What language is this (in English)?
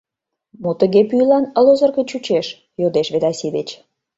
Mari